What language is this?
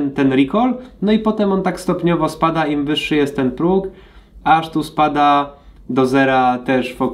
Polish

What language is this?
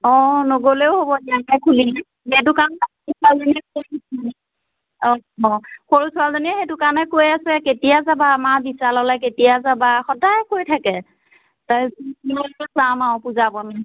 Assamese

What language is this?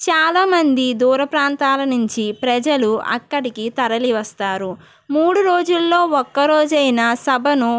Telugu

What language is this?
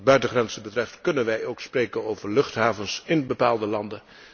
Dutch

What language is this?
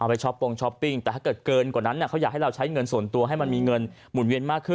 Thai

